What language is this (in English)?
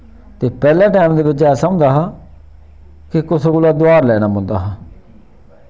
Dogri